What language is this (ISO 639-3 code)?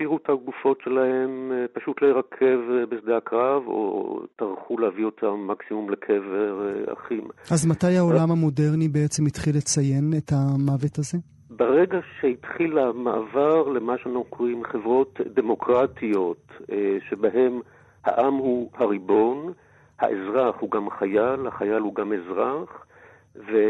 heb